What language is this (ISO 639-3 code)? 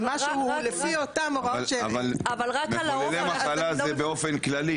heb